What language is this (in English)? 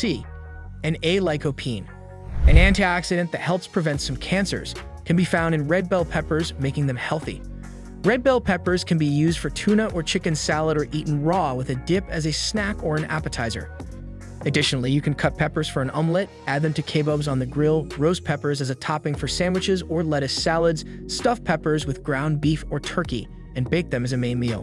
English